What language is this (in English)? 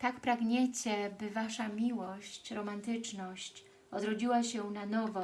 Polish